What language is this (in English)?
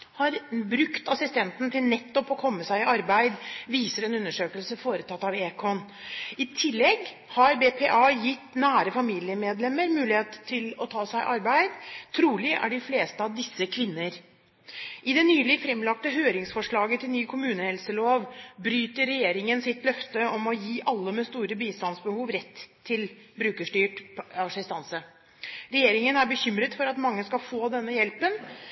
Norwegian Bokmål